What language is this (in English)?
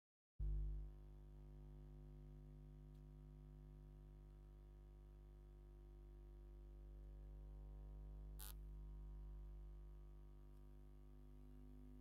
Tigrinya